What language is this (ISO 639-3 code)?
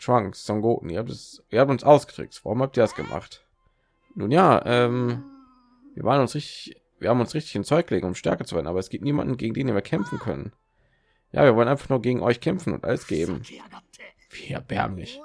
deu